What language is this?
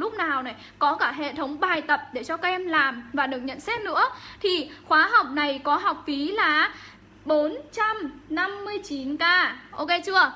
Vietnamese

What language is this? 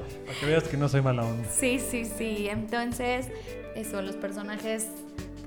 Spanish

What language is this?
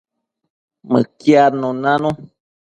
Matsés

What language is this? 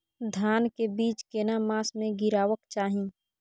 Maithili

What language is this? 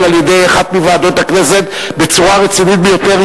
Hebrew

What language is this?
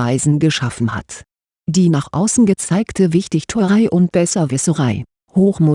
German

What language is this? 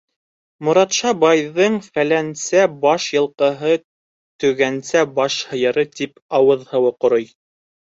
Bashkir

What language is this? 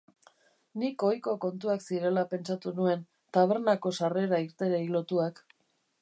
Basque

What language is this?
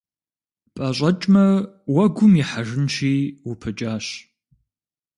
Kabardian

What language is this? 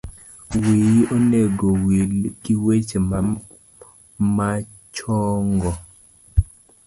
Luo (Kenya and Tanzania)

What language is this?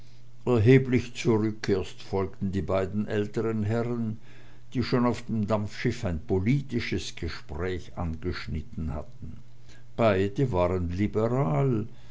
German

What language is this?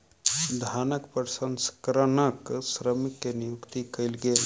Maithili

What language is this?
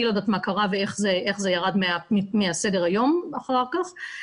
Hebrew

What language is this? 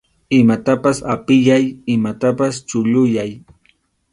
Arequipa-La Unión Quechua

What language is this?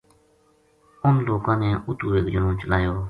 Gujari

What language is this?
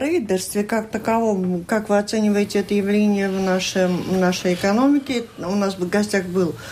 Russian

